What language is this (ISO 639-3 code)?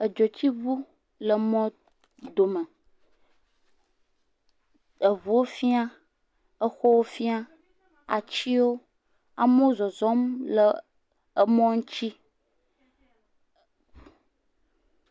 ewe